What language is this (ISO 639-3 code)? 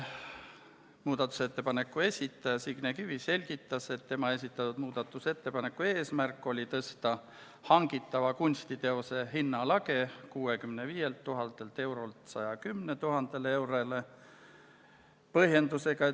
est